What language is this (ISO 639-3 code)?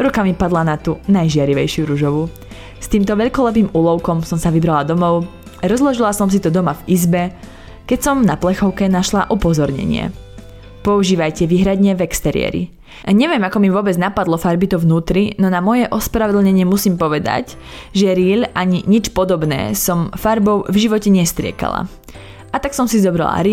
slk